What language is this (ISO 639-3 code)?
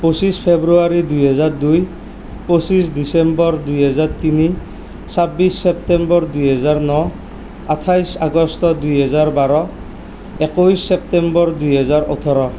asm